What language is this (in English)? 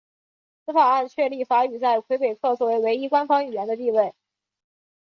Chinese